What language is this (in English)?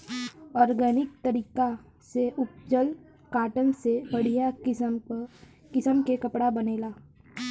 Bhojpuri